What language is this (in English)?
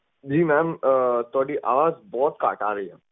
Punjabi